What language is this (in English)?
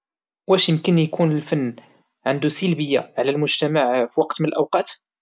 Moroccan Arabic